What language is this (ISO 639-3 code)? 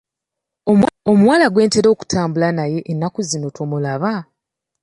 lug